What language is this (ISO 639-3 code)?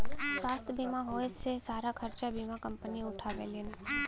bho